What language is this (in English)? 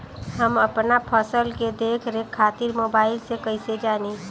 Bhojpuri